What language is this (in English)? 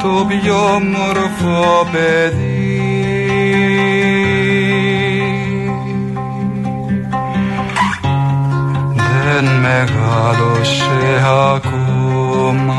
Greek